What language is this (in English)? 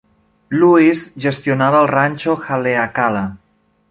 Catalan